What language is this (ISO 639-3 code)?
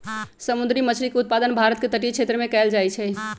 mag